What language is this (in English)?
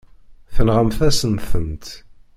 Kabyle